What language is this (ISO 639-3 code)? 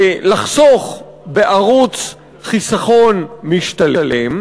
heb